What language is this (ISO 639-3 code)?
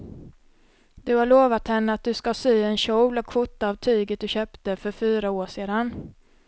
swe